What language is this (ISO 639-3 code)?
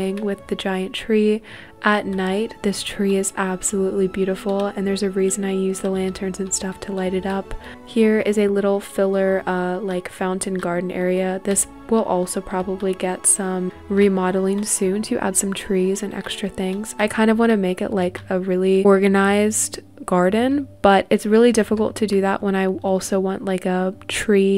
eng